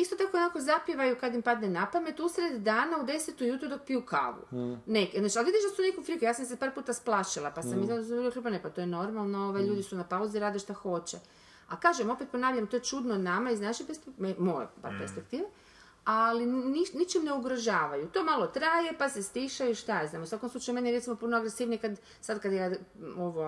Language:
Croatian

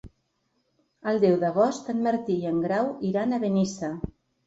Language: Catalan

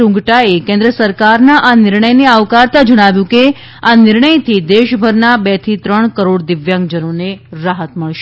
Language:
Gujarati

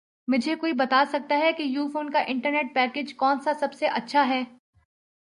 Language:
Urdu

